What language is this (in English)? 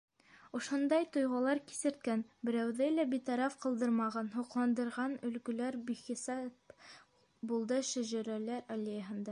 Bashkir